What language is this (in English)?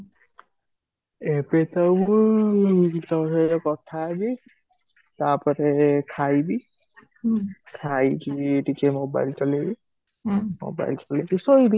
Odia